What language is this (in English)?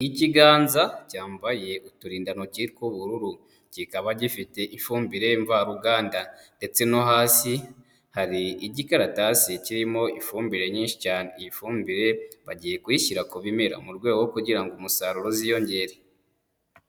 Kinyarwanda